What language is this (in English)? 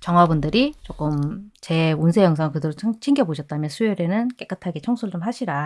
Korean